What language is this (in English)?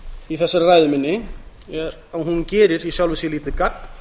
Icelandic